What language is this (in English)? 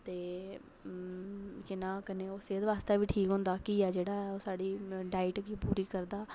Dogri